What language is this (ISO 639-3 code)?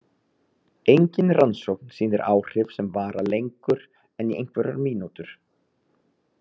isl